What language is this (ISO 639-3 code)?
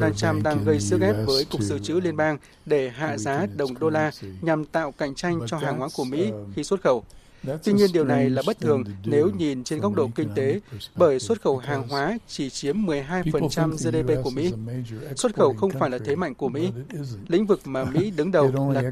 vie